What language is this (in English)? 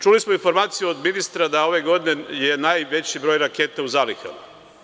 Serbian